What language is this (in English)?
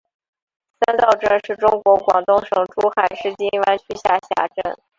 Chinese